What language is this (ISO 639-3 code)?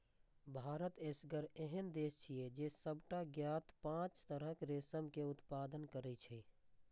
mai